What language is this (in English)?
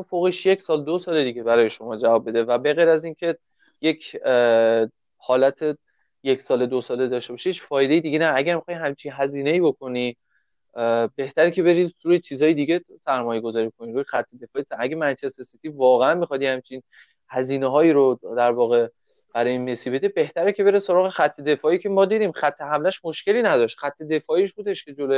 Persian